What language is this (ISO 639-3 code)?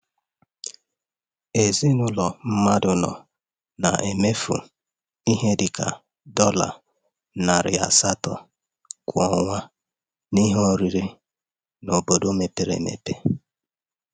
ibo